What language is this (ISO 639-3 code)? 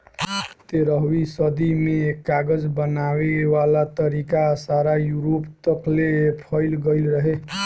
bho